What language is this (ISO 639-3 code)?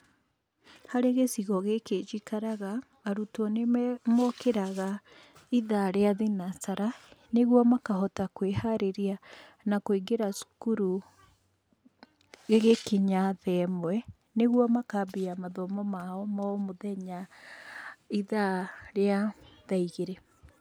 kik